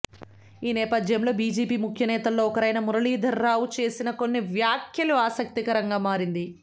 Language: Telugu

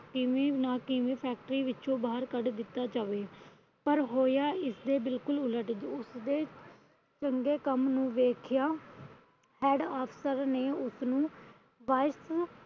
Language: Punjabi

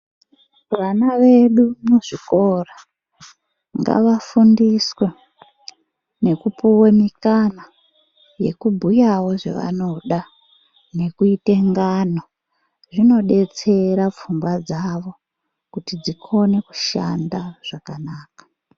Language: Ndau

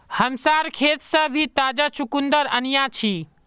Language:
Magahi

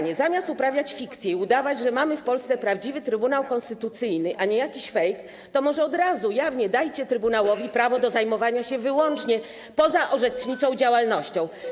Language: Polish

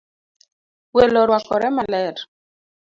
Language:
Luo (Kenya and Tanzania)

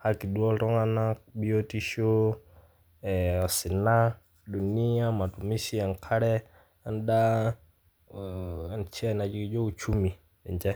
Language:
Masai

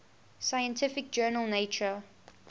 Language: English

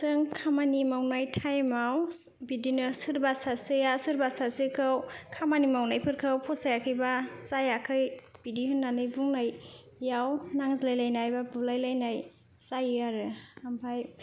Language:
Bodo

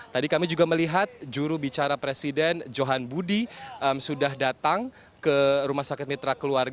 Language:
Indonesian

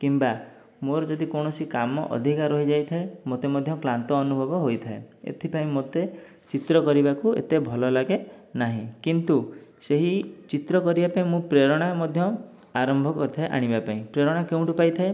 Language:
Odia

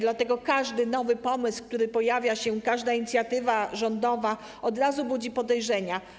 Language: Polish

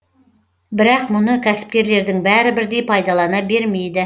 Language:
Kazakh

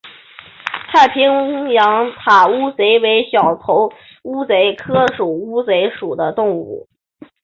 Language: Chinese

